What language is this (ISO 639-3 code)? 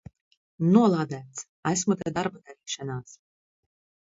lav